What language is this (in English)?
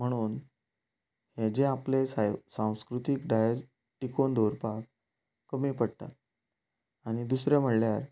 Konkani